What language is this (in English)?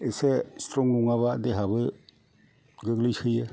Bodo